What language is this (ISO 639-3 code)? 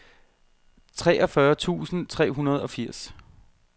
dan